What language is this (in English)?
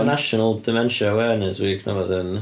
Welsh